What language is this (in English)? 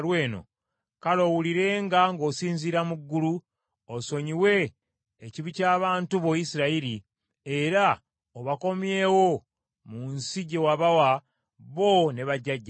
Ganda